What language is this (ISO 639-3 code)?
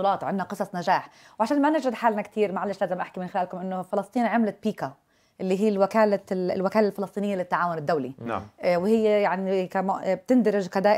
ara